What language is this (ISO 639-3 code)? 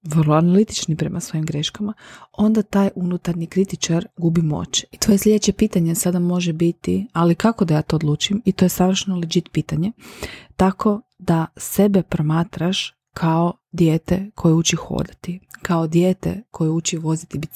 hrv